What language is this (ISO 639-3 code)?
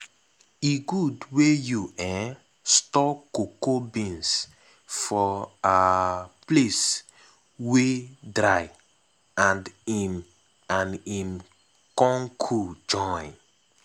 pcm